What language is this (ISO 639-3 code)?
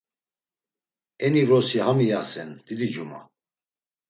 lzz